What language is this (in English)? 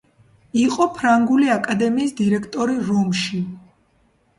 Georgian